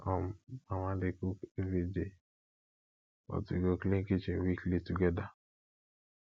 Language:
Nigerian Pidgin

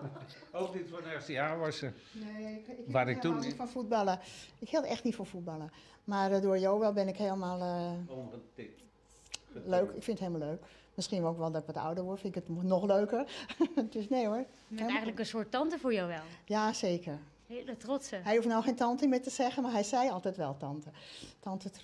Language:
Dutch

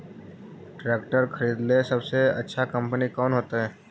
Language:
Magahi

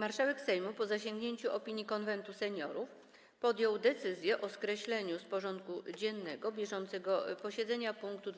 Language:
Polish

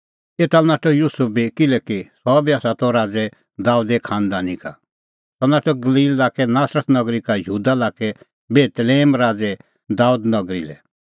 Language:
Kullu Pahari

